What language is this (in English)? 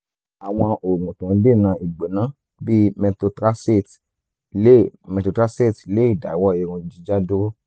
Yoruba